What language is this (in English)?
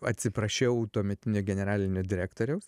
Lithuanian